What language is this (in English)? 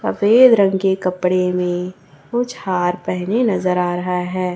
Hindi